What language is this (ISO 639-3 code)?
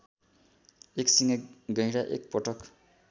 nep